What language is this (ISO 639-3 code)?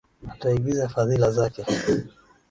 swa